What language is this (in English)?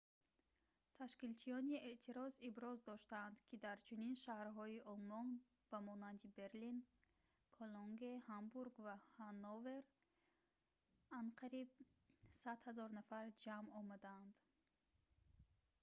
Tajik